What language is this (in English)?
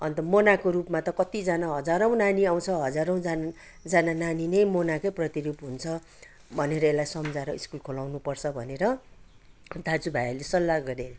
Nepali